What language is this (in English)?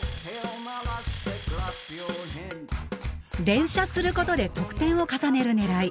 Japanese